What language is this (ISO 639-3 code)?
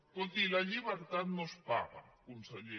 cat